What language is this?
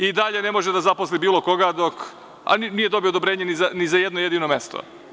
Serbian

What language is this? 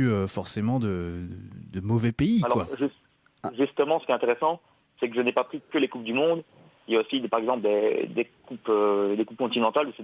French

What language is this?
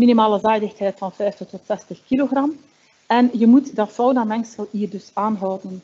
Dutch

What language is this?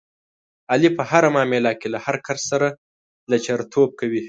Pashto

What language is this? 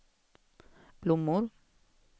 Swedish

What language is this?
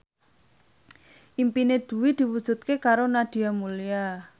Javanese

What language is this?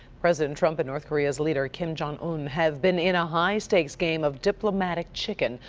English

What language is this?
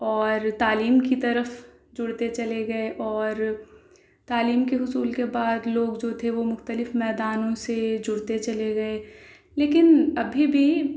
Urdu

